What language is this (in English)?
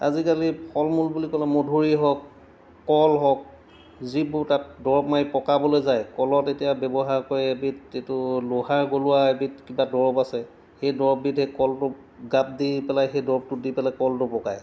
Assamese